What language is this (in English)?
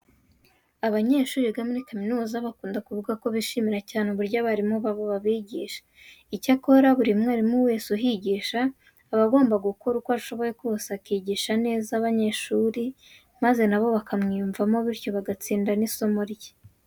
Kinyarwanda